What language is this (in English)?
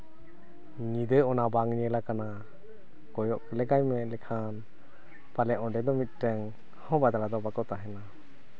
Santali